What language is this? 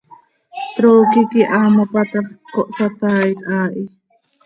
Seri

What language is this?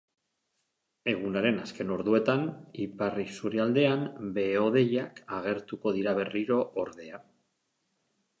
Basque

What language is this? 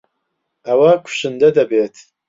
Central Kurdish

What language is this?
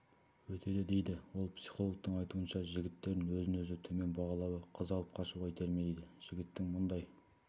Kazakh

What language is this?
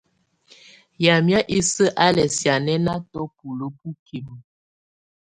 Tunen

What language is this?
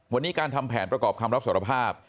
Thai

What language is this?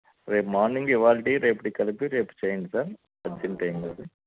Telugu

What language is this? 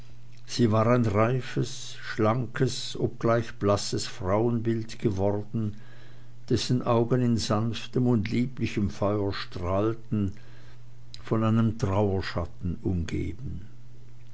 German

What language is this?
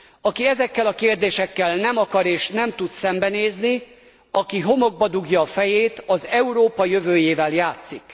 Hungarian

